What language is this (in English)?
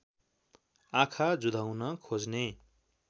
Nepali